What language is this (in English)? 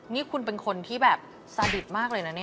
Thai